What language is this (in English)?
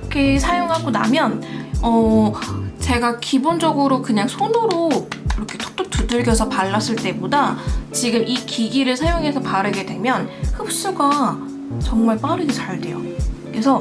Korean